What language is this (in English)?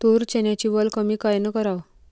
Marathi